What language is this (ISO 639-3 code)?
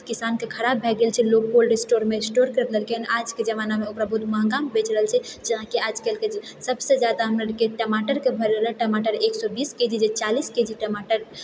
mai